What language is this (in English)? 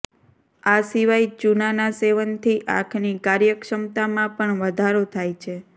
Gujarati